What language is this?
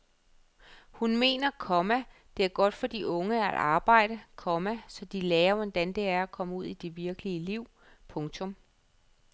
Danish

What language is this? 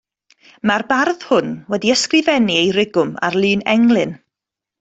Welsh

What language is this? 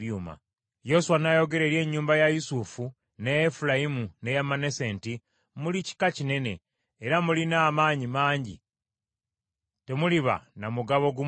Ganda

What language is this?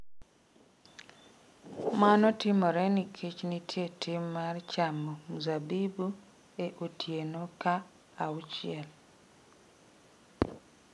Luo (Kenya and Tanzania)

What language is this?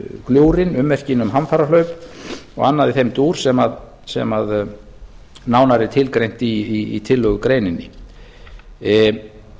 Icelandic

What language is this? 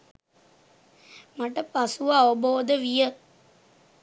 Sinhala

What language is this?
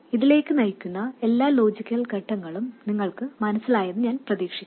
Malayalam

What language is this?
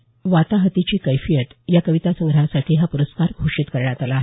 Marathi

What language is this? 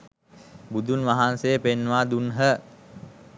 Sinhala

